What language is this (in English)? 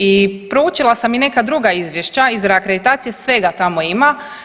Croatian